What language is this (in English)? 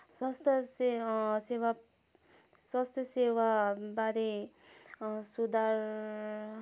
Nepali